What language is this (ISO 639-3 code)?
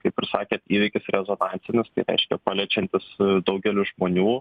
lit